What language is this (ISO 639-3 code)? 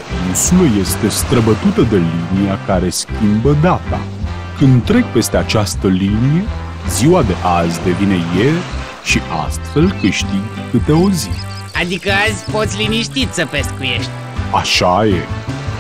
ron